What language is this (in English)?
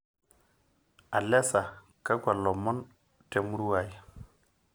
Masai